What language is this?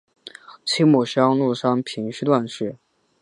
Chinese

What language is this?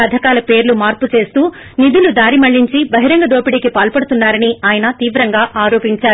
Telugu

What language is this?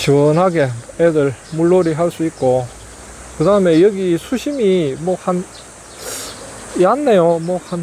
Korean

